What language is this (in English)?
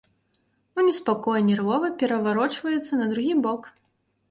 Belarusian